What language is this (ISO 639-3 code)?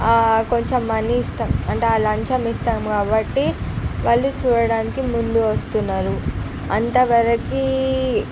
tel